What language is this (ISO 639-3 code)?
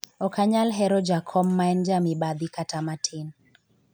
luo